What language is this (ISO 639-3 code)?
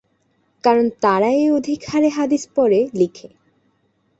ben